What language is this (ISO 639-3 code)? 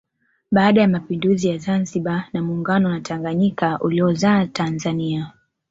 swa